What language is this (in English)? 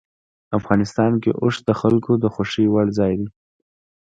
Pashto